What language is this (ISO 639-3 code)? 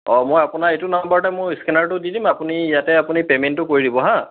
asm